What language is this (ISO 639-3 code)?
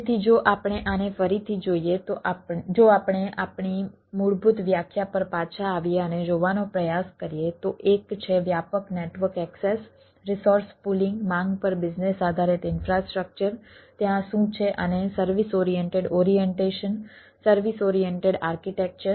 guj